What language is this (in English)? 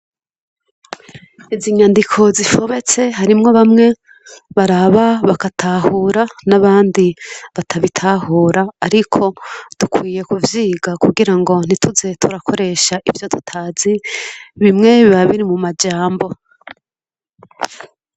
Rundi